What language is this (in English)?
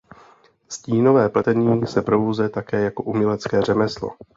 Czech